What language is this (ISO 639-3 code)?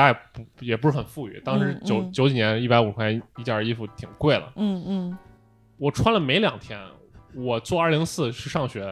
zho